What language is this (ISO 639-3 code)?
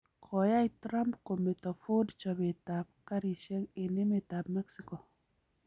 kln